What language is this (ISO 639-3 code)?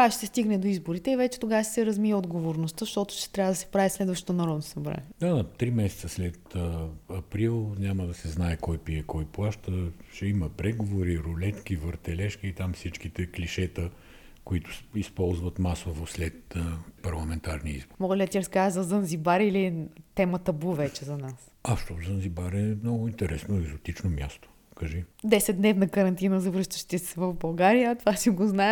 bul